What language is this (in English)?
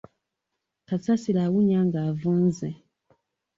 Ganda